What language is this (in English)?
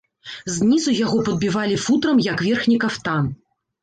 Belarusian